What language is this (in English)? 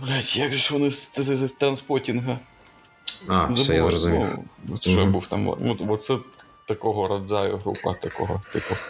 Ukrainian